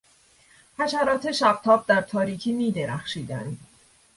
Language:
Persian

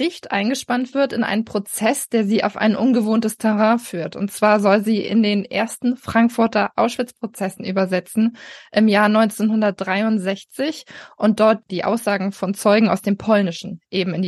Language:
German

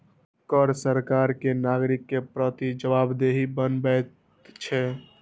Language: Maithili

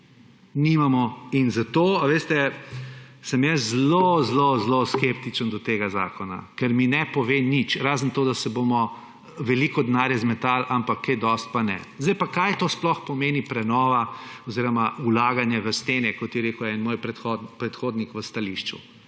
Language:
Slovenian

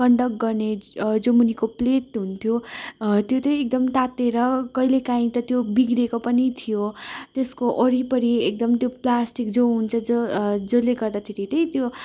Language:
Nepali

